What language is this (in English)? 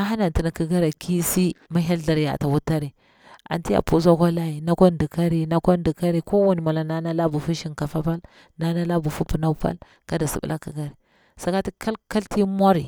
Bura-Pabir